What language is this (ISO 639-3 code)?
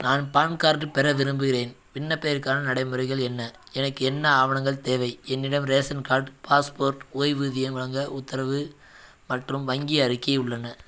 tam